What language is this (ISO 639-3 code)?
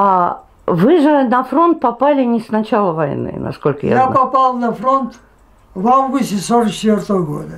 rus